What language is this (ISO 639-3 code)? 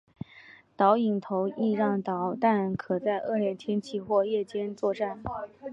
zho